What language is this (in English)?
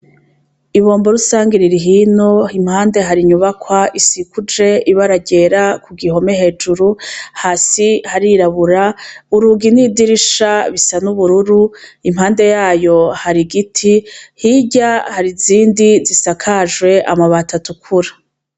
Rundi